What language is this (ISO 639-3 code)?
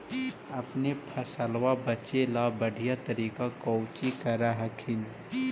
mag